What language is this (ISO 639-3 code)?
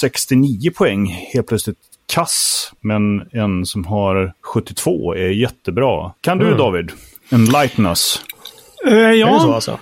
swe